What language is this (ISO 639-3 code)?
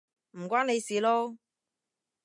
yue